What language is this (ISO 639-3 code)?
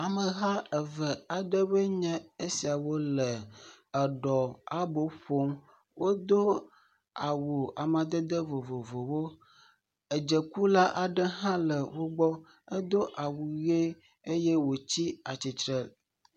ewe